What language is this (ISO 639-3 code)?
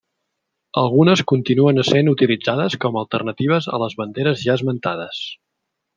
cat